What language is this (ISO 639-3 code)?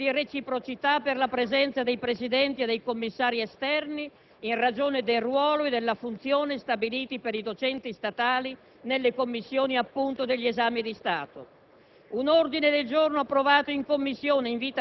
ita